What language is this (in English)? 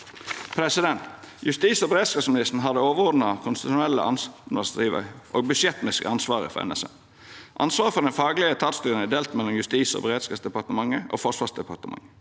Norwegian